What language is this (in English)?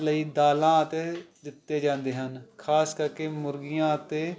Punjabi